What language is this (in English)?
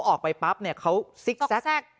Thai